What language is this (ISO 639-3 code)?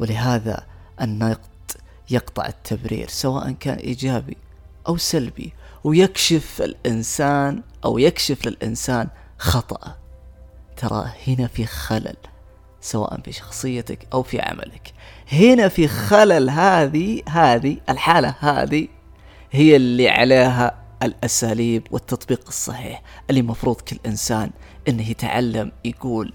ara